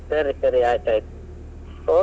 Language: Kannada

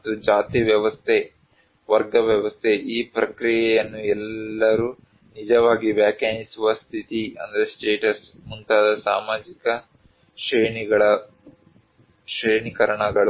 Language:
Kannada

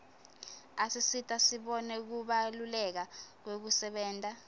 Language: Swati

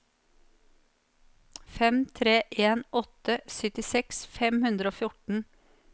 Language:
Norwegian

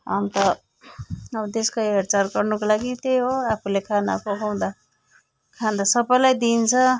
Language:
Nepali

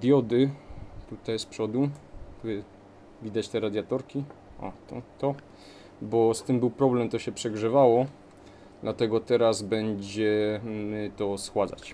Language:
Polish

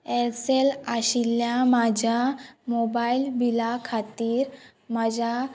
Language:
Konkani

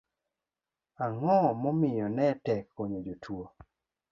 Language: Luo (Kenya and Tanzania)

